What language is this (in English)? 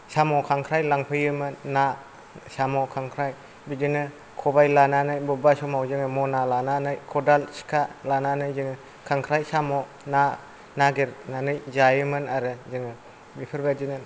Bodo